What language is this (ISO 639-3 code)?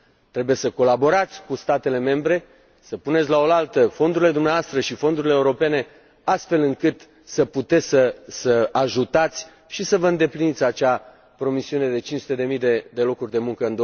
ron